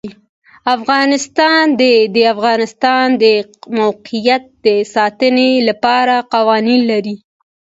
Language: Pashto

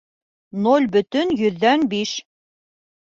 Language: Bashkir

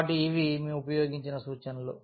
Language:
Telugu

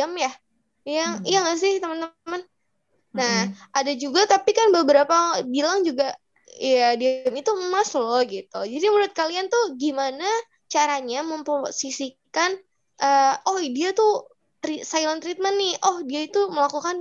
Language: Indonesian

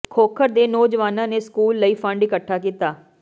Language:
Punjabi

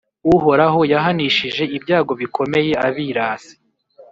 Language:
Kinyarwanda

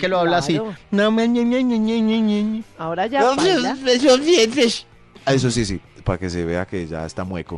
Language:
Spanish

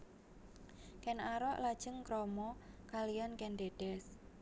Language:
Javanese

